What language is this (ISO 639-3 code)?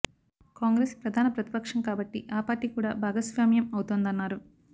tel